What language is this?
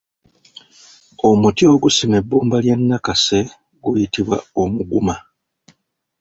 Ganda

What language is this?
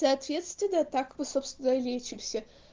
Russian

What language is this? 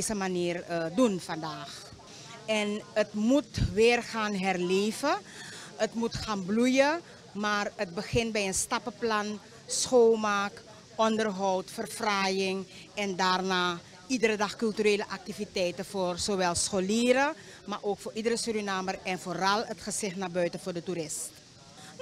Dutch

